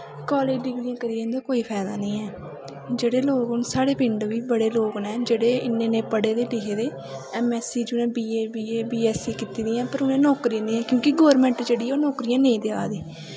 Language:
Dogri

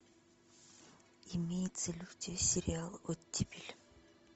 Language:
Russian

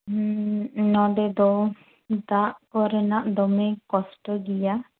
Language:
Santali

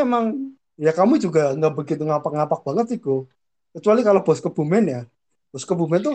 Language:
Indonesian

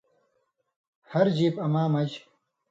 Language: Indus Kohistani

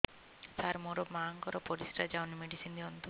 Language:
Odia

